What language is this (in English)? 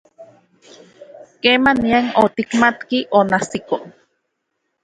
Central Puebla Nahuatl